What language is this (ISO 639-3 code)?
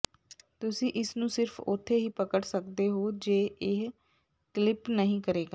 pan